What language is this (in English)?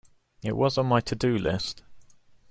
English